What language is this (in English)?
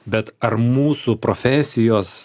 Lithuanian